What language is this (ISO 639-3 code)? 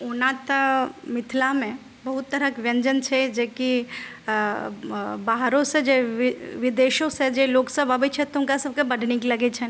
mai